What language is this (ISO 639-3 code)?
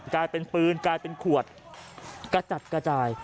tha